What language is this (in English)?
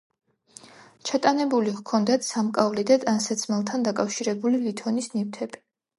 Georgian